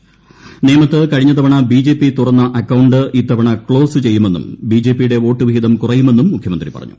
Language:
Malayalam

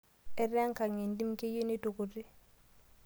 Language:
Masai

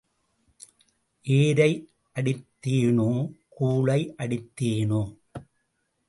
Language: Tamil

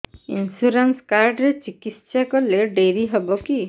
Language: Odia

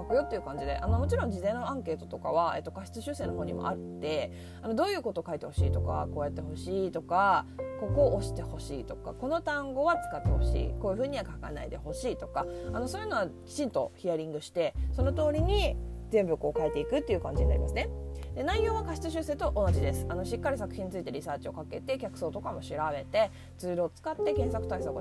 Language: Japanese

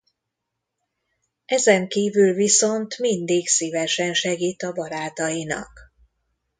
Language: Hungarian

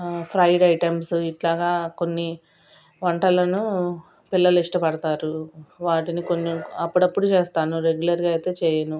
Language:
Telugu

